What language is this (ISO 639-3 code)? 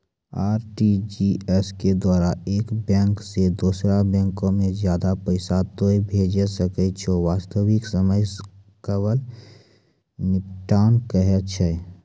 mai